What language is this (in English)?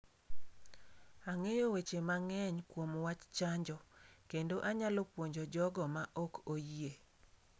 Luo (Kenya and Tanzania)